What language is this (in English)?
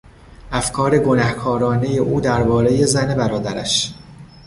Persian